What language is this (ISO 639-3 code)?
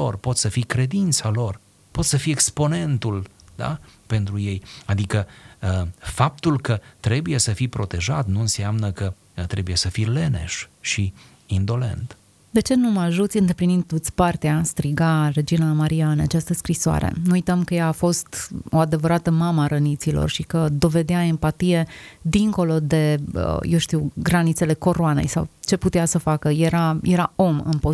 ron